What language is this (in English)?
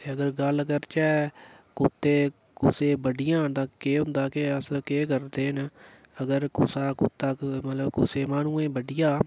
Dogri